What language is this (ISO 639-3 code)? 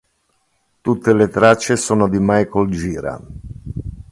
ita